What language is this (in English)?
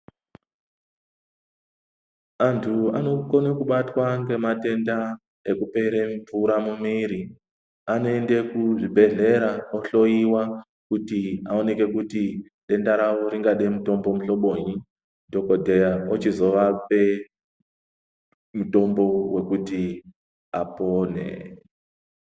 Ndau